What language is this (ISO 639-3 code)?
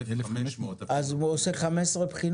heb